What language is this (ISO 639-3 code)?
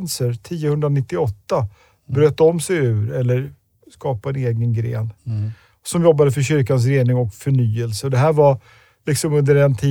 swe